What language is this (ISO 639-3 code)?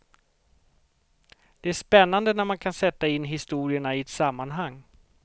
swe